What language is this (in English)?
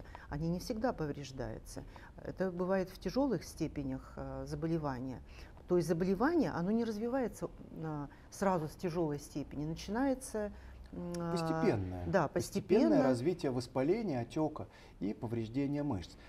Russian